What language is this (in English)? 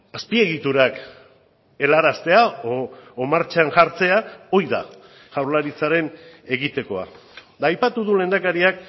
Basque